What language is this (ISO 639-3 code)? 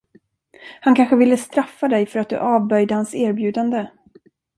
swe